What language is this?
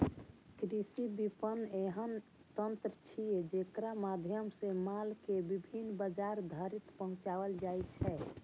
Maithili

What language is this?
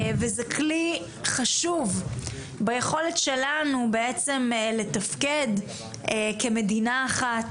Hebrew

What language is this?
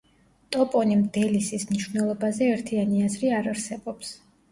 Georgian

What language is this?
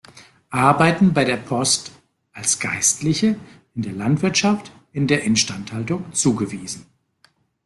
German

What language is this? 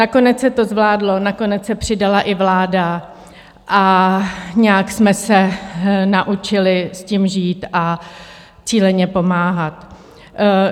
Czech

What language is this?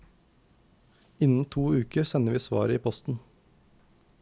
Norwegian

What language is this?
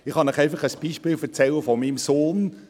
Swiss German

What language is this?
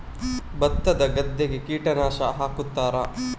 Kannada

